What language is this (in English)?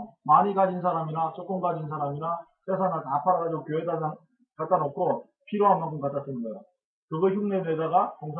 Korean